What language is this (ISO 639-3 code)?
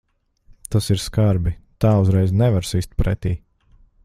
lav